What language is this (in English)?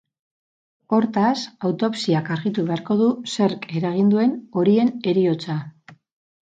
Basque